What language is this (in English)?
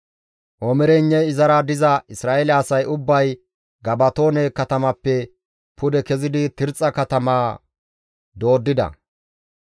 Gamo